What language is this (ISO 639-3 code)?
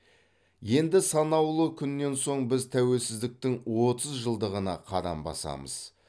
kaz